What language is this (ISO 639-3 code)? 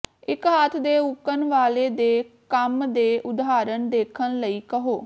pan